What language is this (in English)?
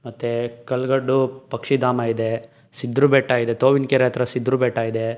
Kannada